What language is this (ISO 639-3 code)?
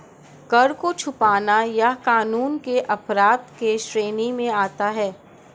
hin